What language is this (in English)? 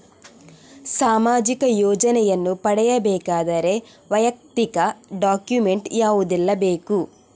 Kannada